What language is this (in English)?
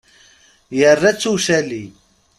Kabyle